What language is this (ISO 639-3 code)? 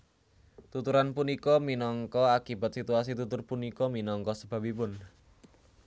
jav